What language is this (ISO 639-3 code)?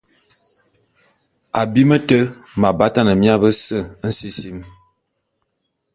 bum